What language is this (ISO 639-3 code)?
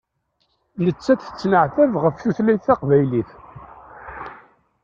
kab